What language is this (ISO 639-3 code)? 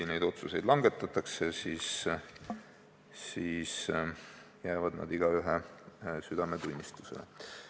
est